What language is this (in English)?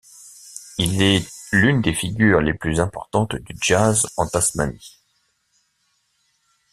French